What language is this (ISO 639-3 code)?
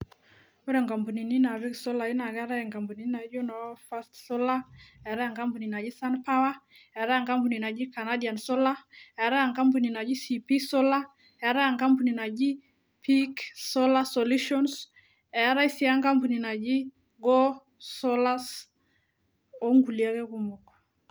mas